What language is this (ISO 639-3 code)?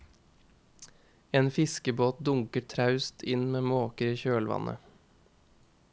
nor